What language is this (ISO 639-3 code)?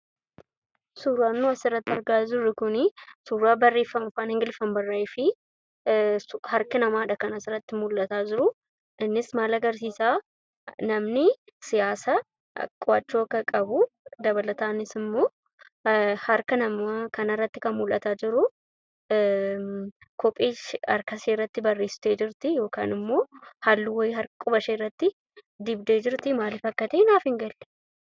orm